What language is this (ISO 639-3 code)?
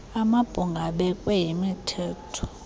xho